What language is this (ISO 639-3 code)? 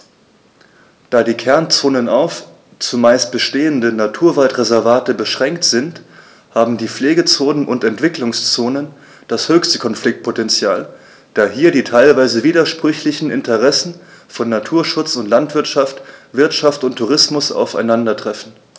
deu